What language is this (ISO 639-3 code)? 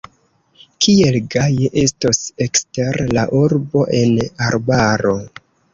epo